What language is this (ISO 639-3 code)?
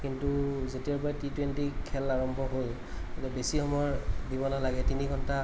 asm